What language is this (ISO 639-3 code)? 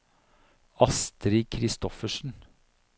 nor